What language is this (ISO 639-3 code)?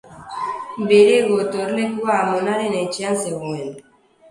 eus